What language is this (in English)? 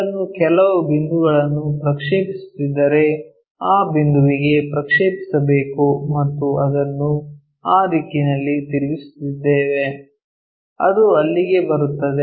Kannada